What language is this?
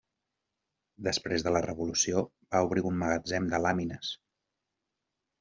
Catalan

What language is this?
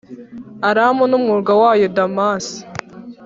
Kinyarwanda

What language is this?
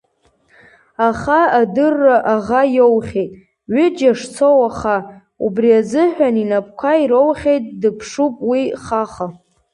Abkhazian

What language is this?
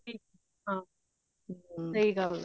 Punjabi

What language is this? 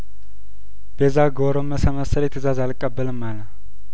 Amharic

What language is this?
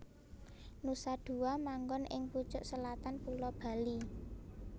Javanese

